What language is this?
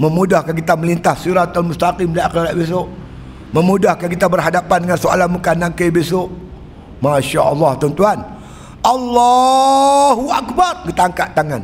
Malay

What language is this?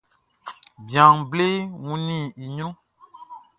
Baoulé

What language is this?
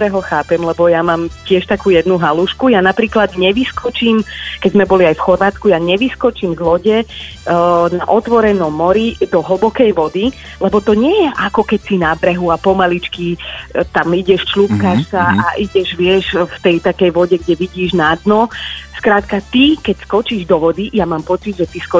Slovak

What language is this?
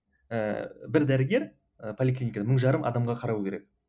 Kazakh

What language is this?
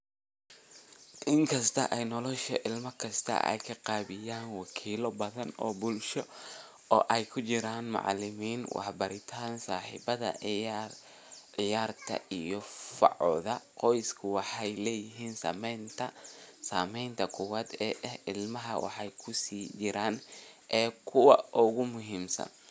Somali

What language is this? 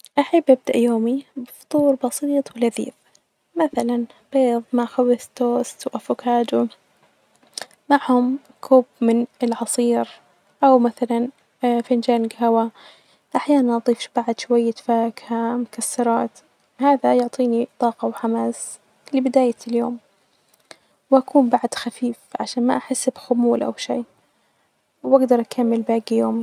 Najdi Arabic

